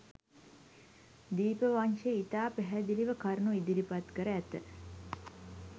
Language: Sinhala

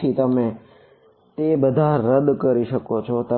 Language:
Gujarati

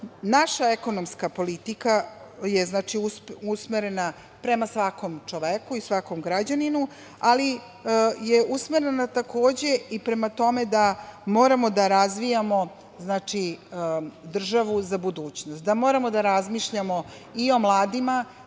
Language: Serbian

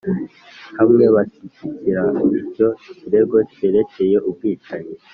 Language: Kinyarwanda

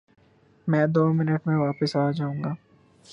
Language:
Urdu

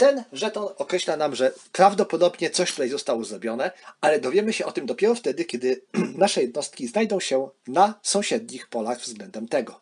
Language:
Polish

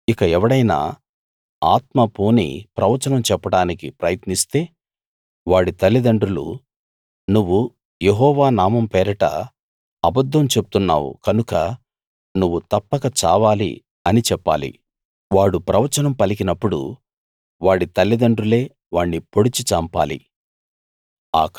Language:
Telugu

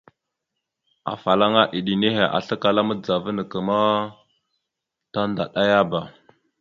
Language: Mada (Cameroon)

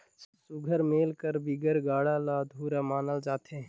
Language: Chhattisgarhi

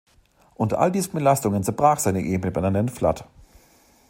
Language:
German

